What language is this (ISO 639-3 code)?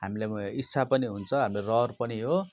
nep